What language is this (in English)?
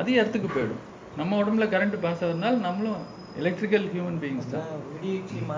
Tamil